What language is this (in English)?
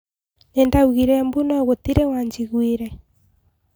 Kikuyu